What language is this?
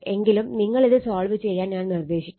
Malayalam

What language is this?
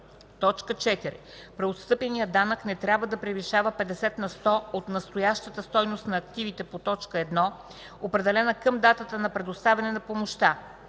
Bulgarian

